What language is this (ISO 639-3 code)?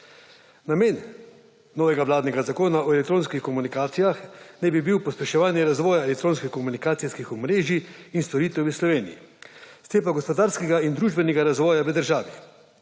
slv